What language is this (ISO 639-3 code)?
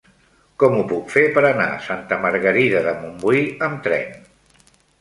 cat